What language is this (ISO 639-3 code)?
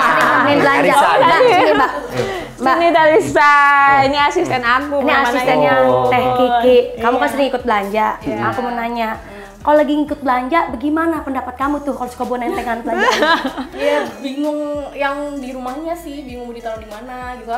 ind